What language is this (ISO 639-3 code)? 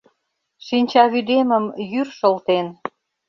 chm